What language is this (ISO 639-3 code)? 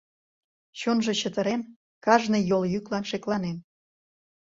chm